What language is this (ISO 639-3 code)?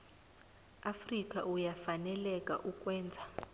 nbl